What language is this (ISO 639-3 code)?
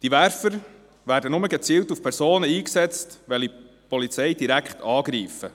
gsw